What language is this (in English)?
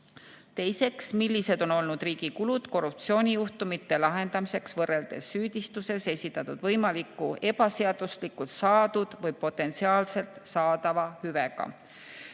Estonian